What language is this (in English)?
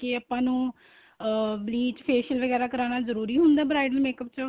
Punjabi